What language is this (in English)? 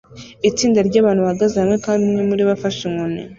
Kinyarwanda